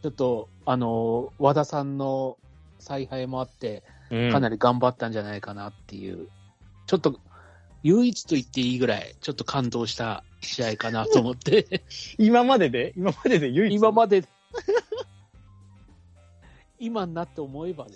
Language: Japanese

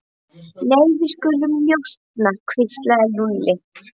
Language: Icelandic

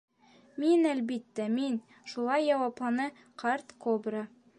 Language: Bashkir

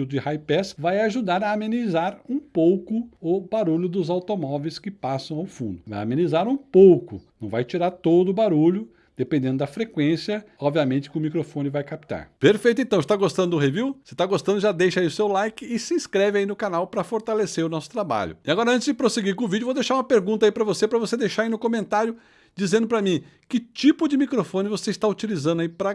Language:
Portuguese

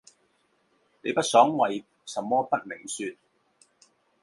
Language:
Chinese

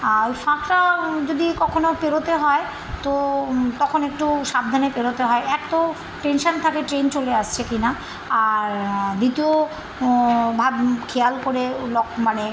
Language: Bangla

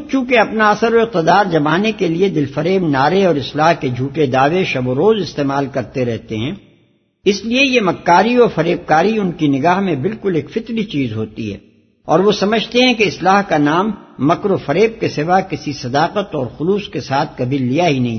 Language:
Urdu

